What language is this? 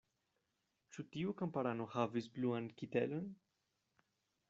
Esperanto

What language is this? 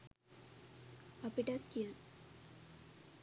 Sinhala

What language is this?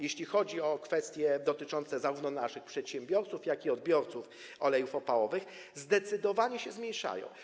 Polish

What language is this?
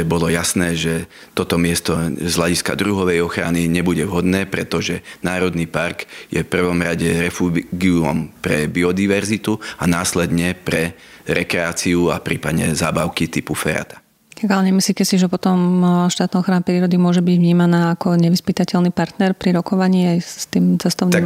Slovak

